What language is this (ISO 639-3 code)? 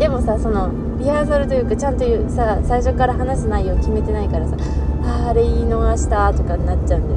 jpn